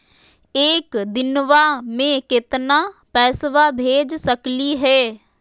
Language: Magahi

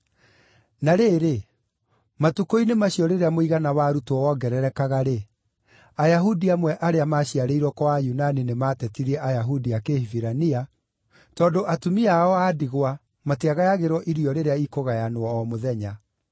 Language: Kikuyu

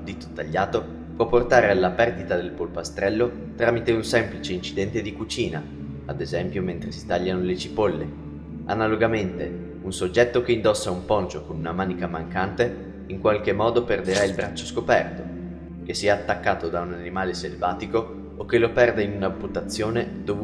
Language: Italian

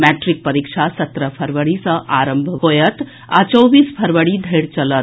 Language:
Maithili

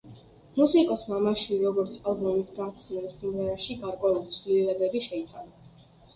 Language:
Georgian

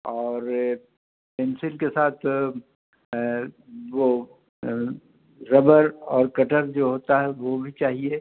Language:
Urdu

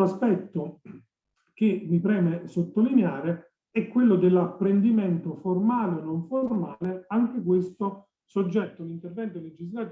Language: Italian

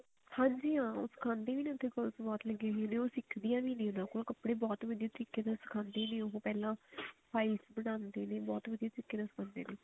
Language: Punjabi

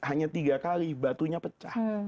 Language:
Indonesian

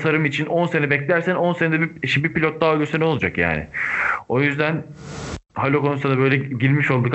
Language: Turkish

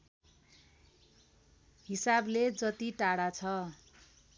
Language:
Nepali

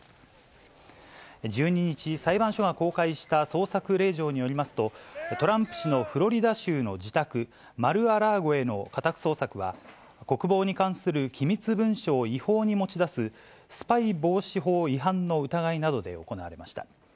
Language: Japanese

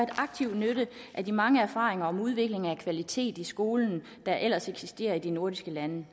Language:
Danish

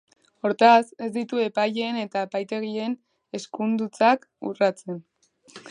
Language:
Basque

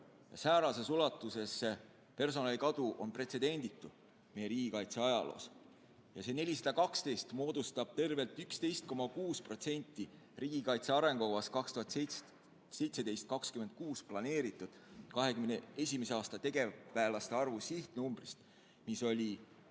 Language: Estonian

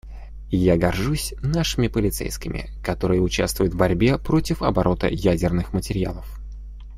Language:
Russian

